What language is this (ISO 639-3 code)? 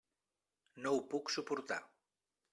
cat